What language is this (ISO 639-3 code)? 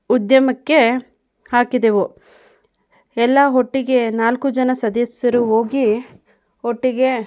kan